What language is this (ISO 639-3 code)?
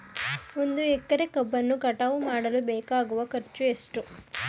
kan